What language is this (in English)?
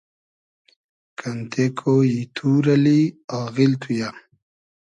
Hazaragi